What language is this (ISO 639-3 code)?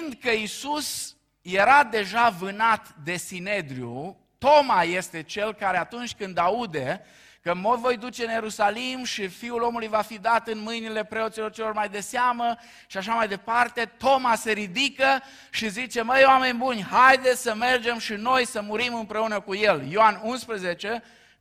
ron